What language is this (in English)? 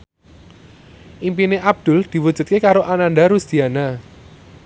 Javanese